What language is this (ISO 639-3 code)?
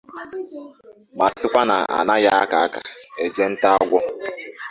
ibo